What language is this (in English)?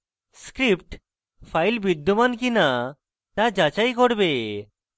Bangla